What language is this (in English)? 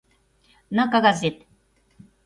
Mari